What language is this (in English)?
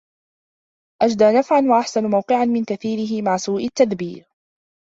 Arabic